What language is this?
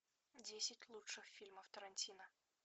Russian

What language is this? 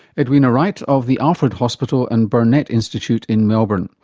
English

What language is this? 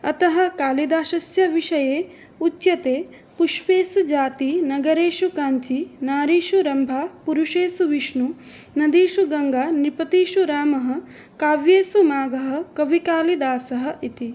Sanskrit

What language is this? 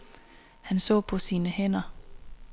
Danish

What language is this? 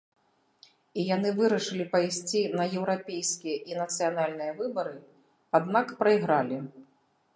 Belarusian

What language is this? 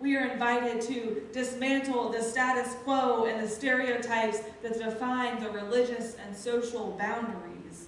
English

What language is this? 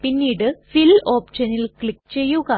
Malayalam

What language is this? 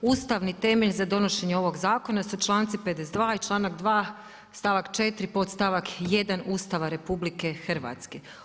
Croatian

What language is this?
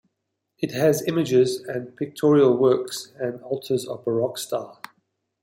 English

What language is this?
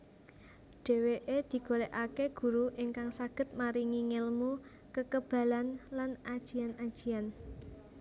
Javanese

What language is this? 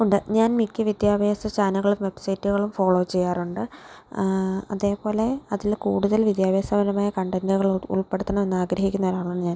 Malayalam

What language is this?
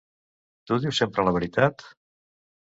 Catalan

